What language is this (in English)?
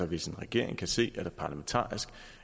Danish